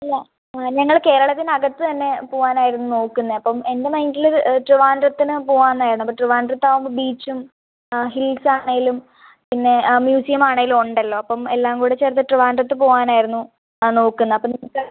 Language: Malayalam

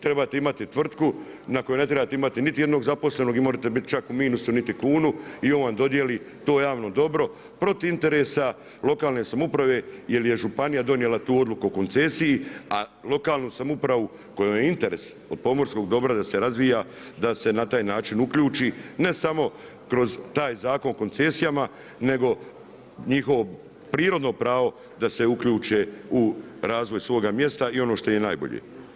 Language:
Croatian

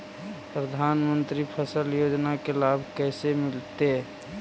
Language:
Magahi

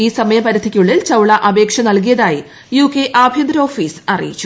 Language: Malayalam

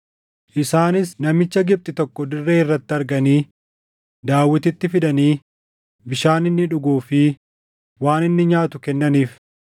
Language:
Oromo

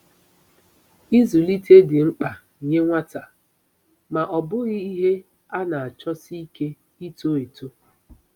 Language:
Igbo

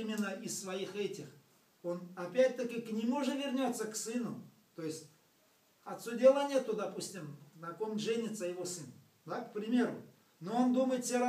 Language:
Russian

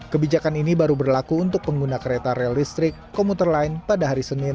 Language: Indonesian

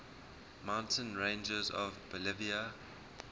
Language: English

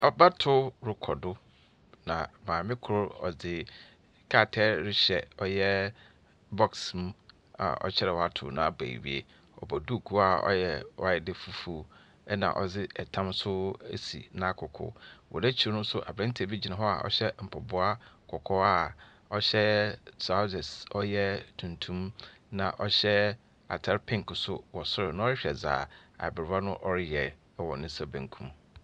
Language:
Akan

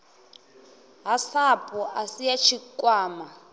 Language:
Venda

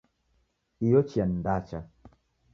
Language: Taita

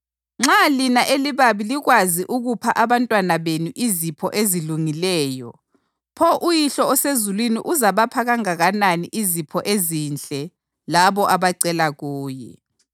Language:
North Ndebele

